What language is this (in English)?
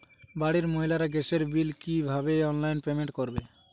Bangla